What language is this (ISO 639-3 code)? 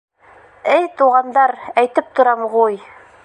bak